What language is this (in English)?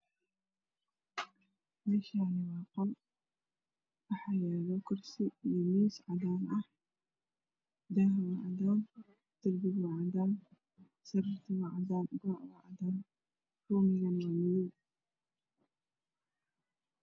Somali